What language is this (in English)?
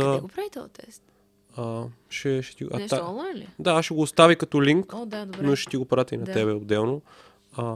Bulgarian